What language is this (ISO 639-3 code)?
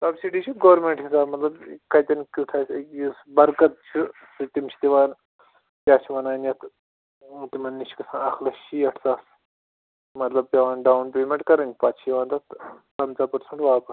kas